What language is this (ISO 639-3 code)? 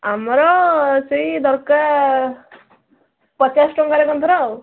ori